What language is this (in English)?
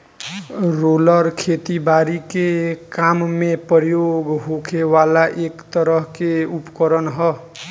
Bhojpuri